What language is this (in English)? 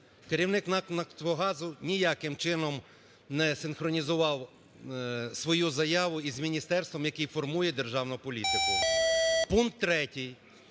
Ukrainian